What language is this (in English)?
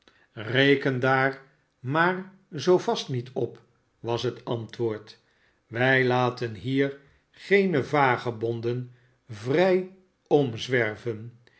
Dutch